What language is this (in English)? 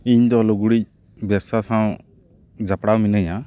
Santali